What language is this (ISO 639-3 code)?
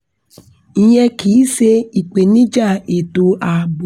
yor